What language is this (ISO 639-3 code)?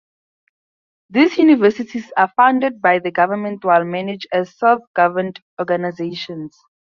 eng